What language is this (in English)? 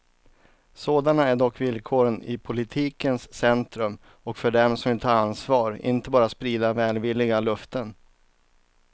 Swedish